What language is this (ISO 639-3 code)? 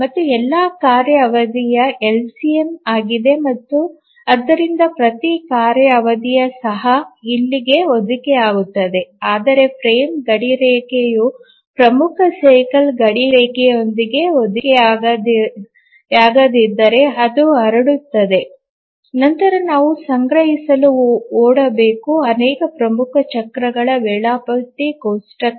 kan